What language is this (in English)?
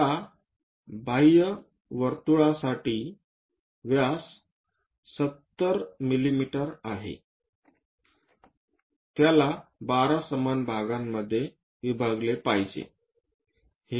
Marathi